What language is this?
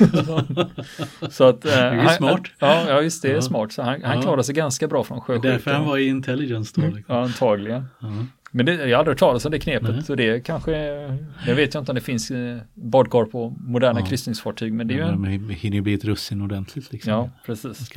Swedish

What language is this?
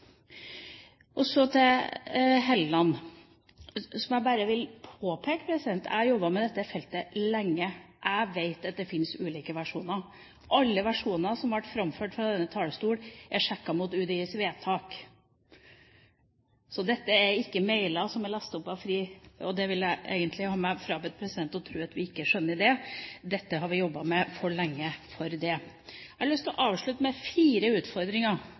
Norwegian Bokmål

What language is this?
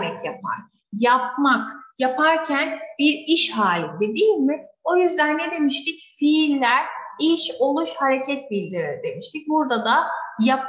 Turkish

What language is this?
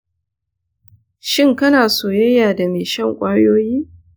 Hausa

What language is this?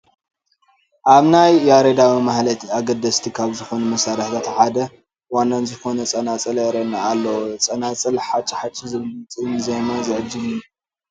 Tigrinya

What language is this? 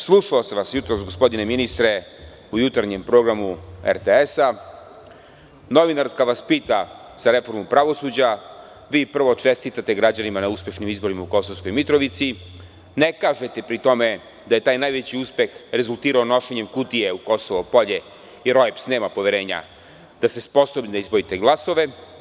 Serbian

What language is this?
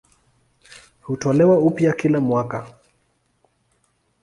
Swahili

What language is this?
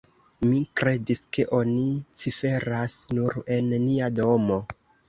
Esperanto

